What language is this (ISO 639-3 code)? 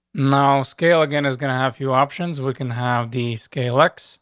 eng